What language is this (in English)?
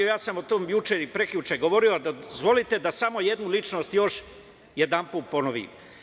Serbian